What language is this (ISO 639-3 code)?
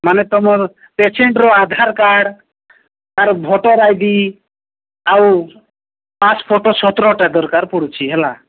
ori